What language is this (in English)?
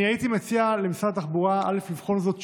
Hebrew